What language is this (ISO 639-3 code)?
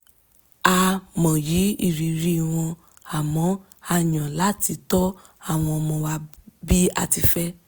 yor